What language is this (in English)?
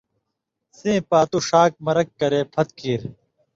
Indus Kohistani